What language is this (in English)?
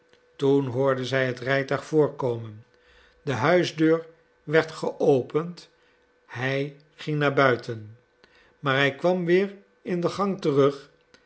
Dutch